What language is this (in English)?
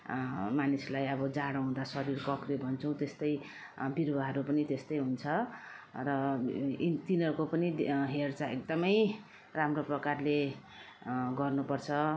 Nepali